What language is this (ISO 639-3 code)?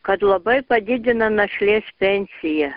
lit